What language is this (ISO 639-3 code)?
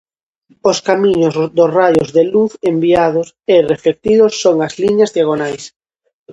glg